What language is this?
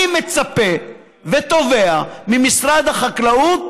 Hebrew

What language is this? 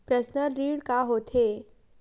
Chhattisgarhi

